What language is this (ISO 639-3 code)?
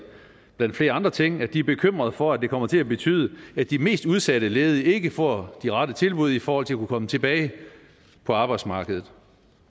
dan